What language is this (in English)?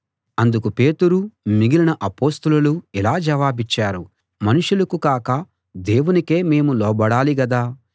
Telugu